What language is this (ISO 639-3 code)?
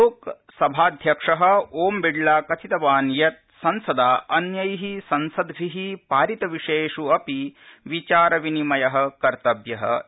san